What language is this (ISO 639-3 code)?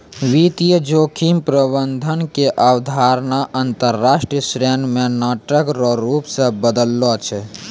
mai